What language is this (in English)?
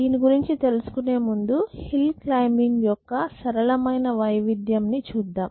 Telugu